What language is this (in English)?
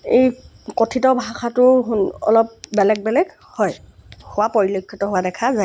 Assamese